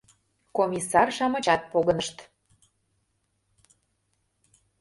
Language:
Mari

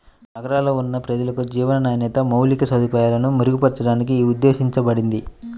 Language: Telugu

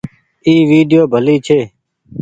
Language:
Goaria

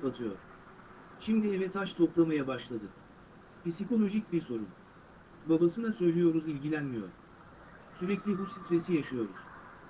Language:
Turkish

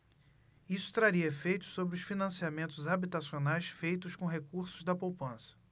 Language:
Portuguese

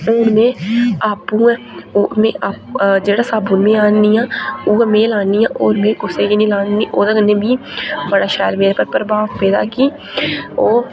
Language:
Dogri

